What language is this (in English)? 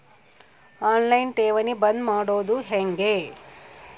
Kannada